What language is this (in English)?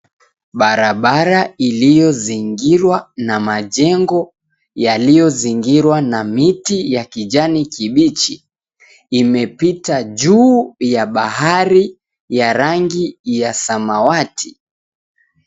Swahili